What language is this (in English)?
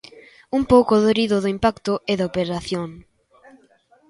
Galician